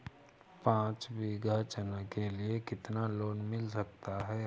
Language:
Hindi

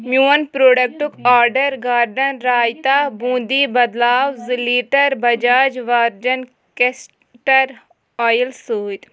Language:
Kashmiri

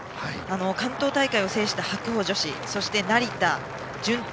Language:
Japanese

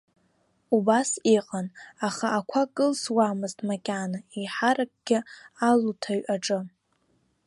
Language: Abkhazian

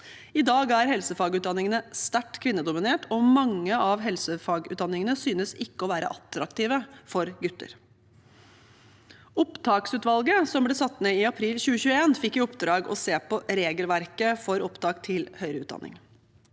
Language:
Norwegian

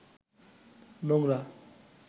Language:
Bangla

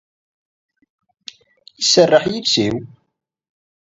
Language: Kabyle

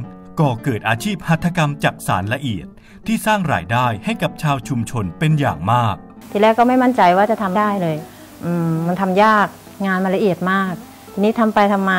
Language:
Thai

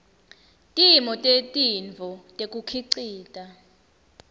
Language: Swati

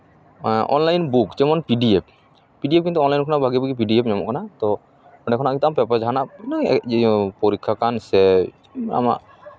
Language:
Santali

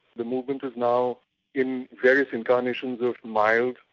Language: English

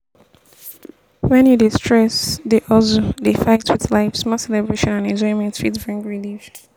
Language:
Nigerian Pidgin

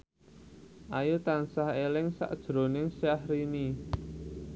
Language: Javanese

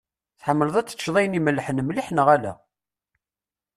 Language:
Kabyle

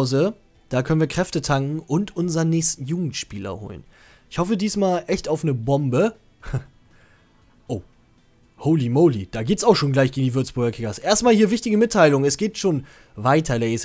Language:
German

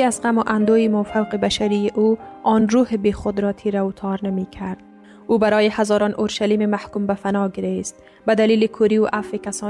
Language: Persian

